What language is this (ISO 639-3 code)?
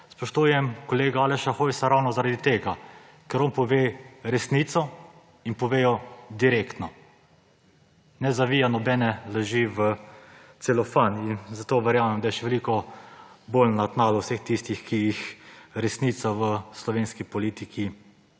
slv